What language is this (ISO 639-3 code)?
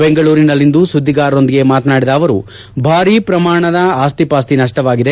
kan